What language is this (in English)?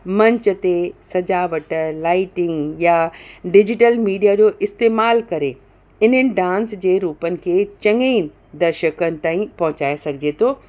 Sindhi